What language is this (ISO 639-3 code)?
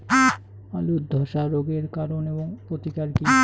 ben